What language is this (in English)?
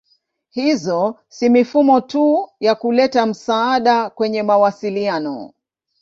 Swahili